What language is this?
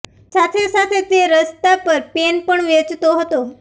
Gujarati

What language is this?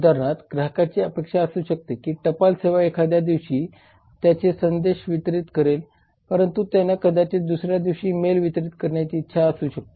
Marathi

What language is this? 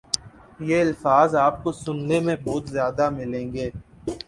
Urdu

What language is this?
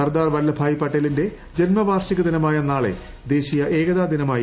Malayalam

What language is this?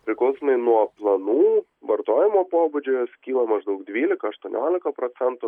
Lithuanian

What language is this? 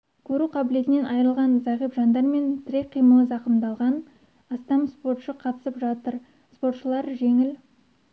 Kazakh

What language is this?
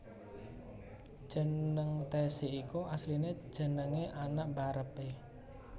Javanese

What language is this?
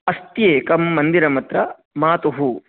Sanskrit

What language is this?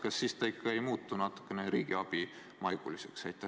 Estonian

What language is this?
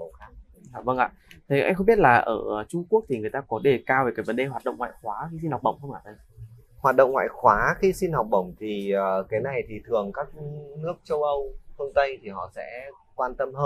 Vietnamese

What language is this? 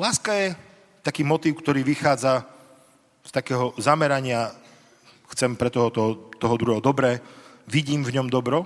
Slovak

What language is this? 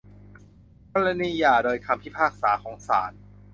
Thai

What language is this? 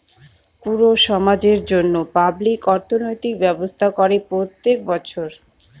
Bangla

